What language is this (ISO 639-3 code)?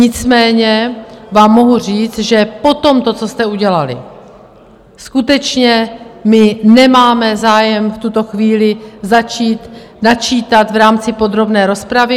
ces